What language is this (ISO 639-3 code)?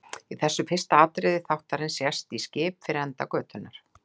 isl